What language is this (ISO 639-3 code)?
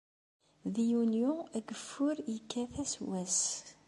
kab